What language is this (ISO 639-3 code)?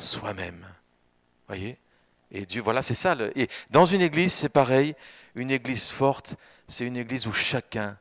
fra